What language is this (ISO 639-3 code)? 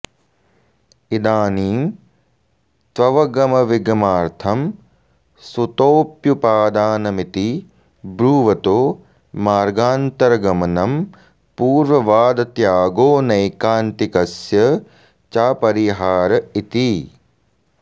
san